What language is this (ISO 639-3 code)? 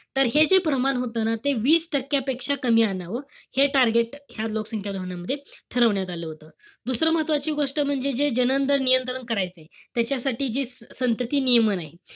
mar